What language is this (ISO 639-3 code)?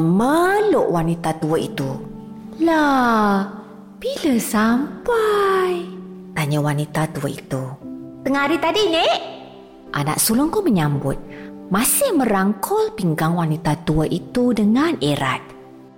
msa